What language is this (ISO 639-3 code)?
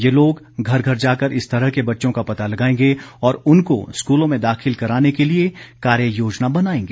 hin